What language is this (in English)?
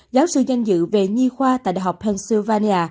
Vietnamese